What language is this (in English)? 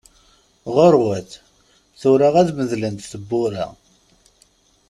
Kabyle